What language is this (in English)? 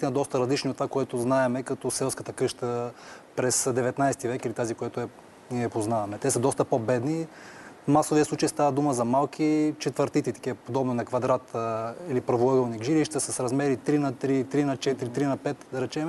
Bulgarian